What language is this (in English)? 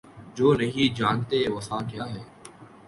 Urdu